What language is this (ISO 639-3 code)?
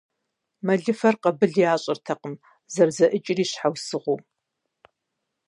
kbd